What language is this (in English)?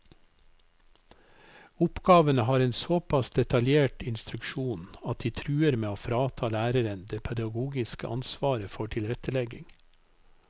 Norwegian